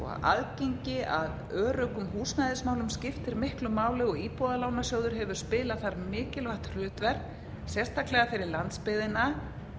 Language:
Icelandic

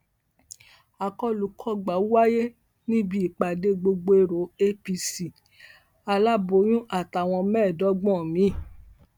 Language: Yoruba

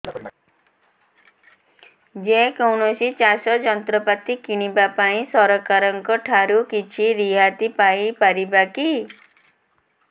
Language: Odia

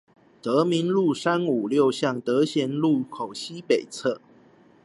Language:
Chinese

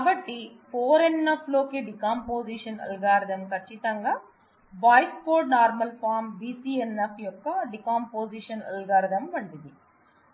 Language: Telugu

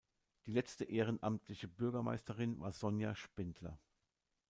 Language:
German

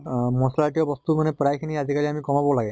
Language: Assamese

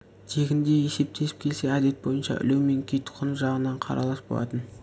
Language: Kazakh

